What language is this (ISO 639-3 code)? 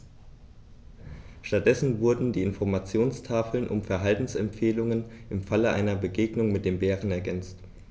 deu